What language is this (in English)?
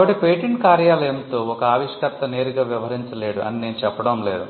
Telugu